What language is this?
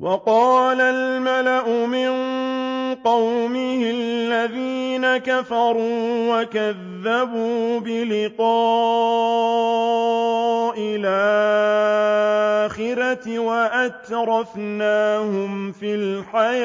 Arabic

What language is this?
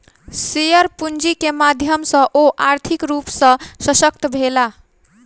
Maithili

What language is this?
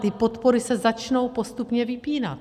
Czech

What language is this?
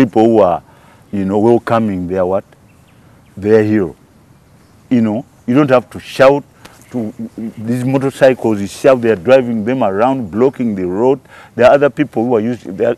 English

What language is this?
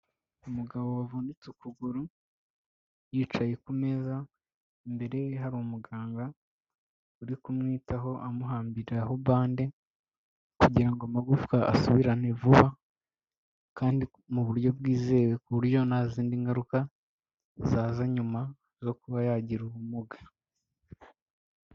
Kinyarwanda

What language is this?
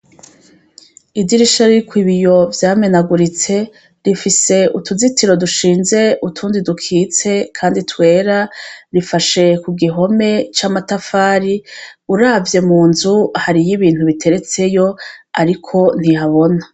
Rundi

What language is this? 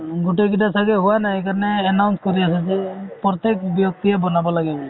Assamese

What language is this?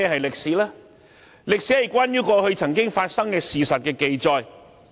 Cantonese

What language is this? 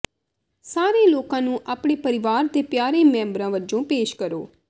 Punjabi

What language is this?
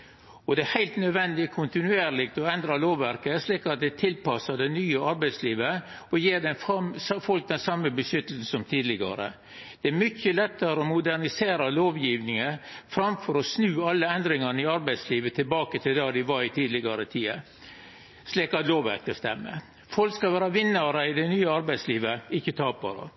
Norwegian Nynorsk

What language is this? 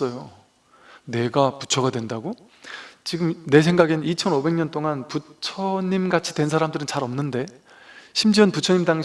Korean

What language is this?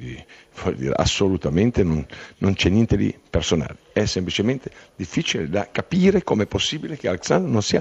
Italian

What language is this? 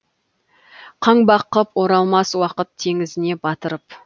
Kazakh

